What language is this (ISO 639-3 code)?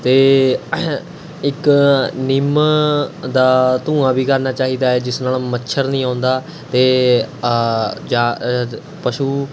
pan